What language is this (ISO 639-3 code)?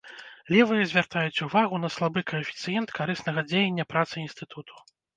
bel